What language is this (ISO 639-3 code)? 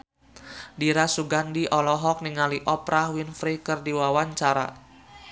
sun